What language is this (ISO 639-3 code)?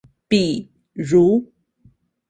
zho